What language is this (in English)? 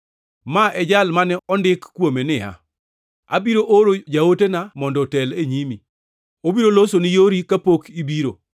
Luo (Kenya and Tanzania)